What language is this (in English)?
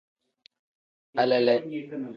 Tem